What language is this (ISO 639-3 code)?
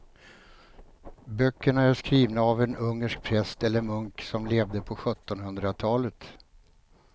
swe